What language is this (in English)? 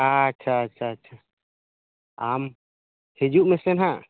Santali